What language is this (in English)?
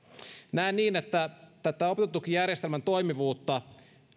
Finnish